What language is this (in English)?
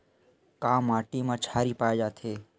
Chhattisgarhi